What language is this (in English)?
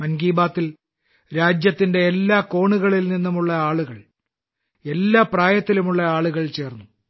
Malayalam